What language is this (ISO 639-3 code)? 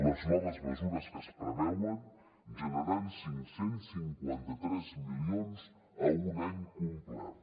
cat